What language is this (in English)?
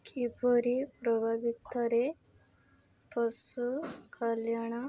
Odia